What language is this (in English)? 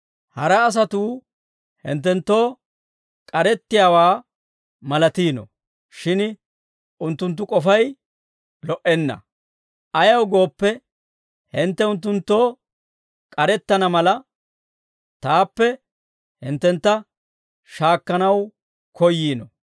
Dawro